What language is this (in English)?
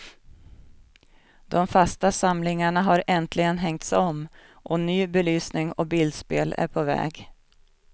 Swedish